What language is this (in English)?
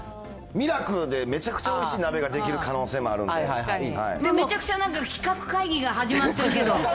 Japanese